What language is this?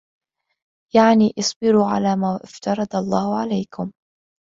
Arabic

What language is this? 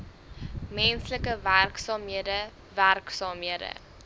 Afrikaans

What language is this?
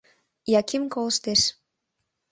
Mari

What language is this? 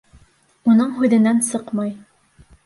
Bashkir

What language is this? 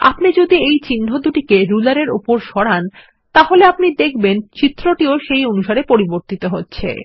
Bangla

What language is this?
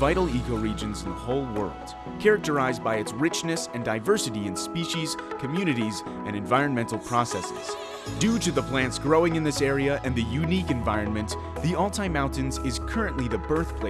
English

